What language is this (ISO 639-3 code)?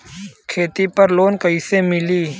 bho